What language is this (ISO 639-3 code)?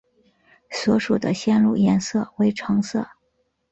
zho